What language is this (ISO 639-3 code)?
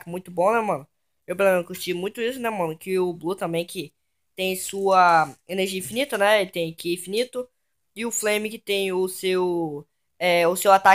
por